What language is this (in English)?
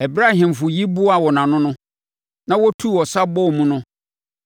Akan